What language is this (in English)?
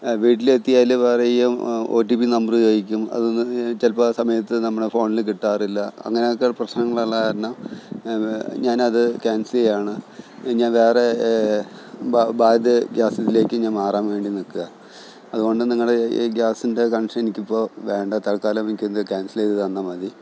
Malayalam